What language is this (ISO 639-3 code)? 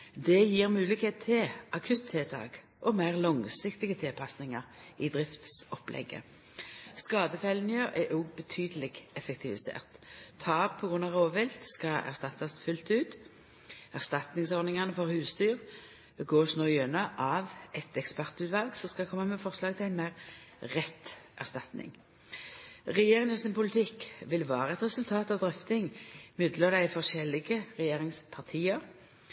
nno